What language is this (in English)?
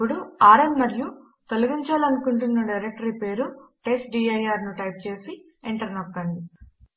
Telugu